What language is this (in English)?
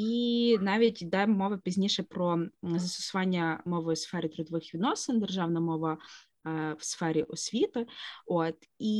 Ukrainian